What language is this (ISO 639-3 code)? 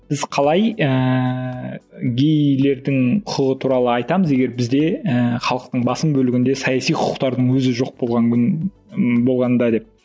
kaz